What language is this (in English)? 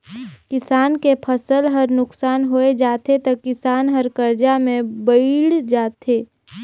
Chhattisgarhi